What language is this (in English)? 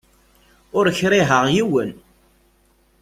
Kabyle